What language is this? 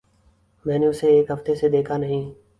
Urdu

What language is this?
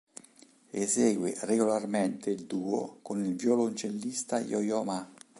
Italian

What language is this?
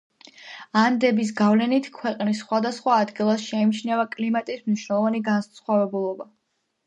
Georgian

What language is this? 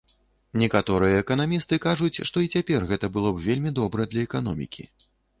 Belarusian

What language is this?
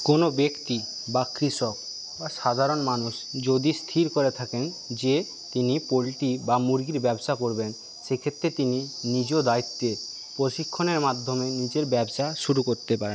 Bangla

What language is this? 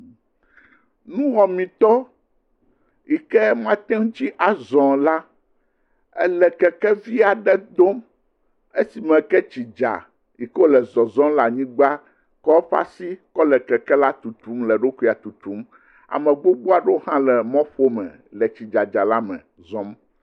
Ewe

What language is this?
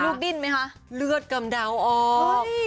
Thai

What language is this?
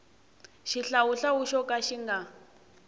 Tsonga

